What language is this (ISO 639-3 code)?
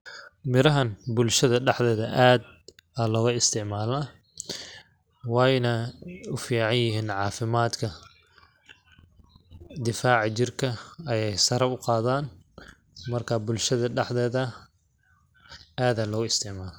som